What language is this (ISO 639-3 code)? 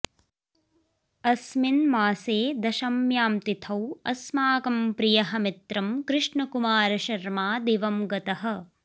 san